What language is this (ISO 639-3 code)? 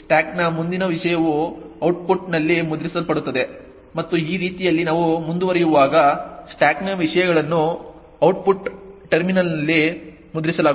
kan